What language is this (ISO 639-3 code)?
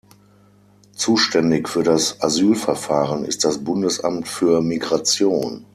deu